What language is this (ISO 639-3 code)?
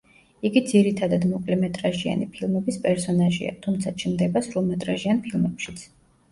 kat